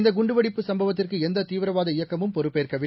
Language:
Tamil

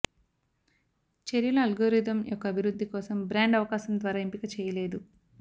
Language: Telugu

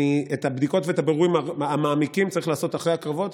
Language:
Hebrew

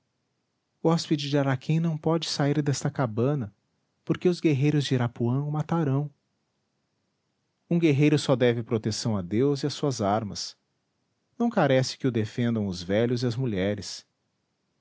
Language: Portuguese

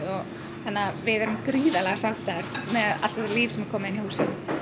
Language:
Icelandic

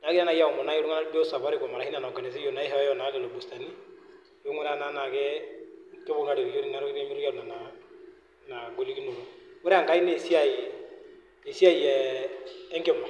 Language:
Masai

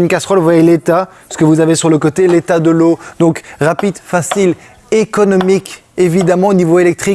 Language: French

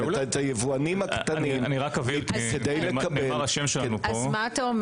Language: Hebrew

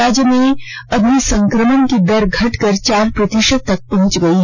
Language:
Hindi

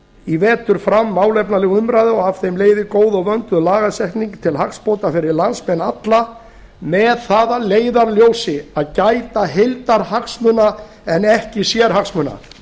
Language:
Icelandic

